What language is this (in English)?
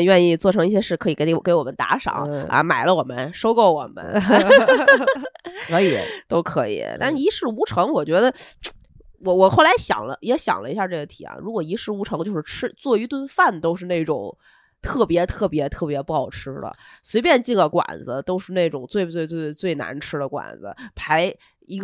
Chinese